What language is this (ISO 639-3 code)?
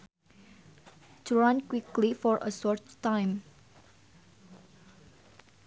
sun